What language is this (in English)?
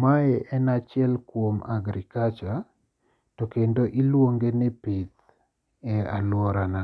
Luo (Kenya and Tanzania)